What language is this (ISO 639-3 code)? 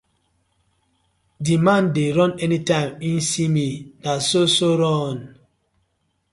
pcm